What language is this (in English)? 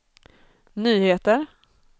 Swedish